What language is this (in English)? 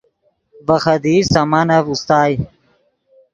Yidgha